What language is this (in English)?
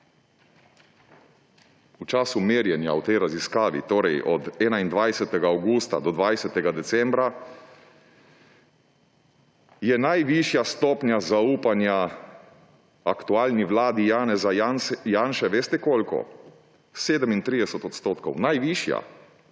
Slovenian